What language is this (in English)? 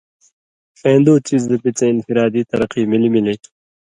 Indus Kohistani